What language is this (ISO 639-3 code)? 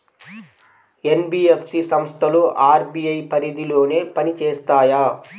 tel